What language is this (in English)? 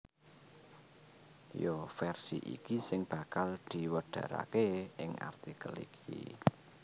Javanese